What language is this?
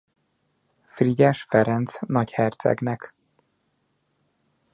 Hungarian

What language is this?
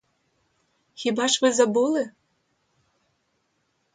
Ukrainian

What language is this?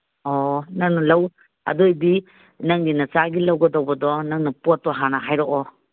Manipuri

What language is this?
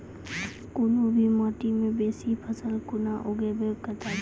Maithili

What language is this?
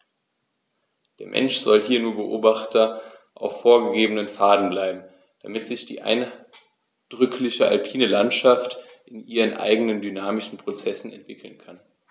German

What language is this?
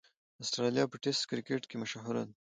Pashto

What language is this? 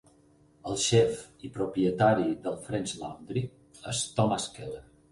Catalan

